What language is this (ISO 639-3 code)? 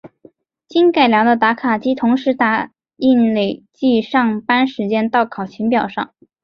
zho